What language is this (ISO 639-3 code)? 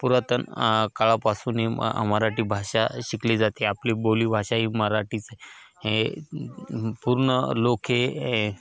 mar